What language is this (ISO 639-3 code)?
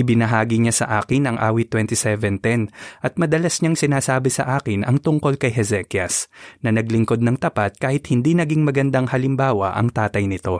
fil